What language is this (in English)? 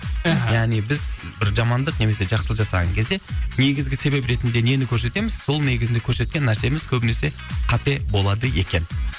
Kazakh